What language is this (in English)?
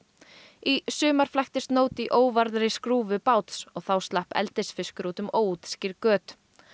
Icelandic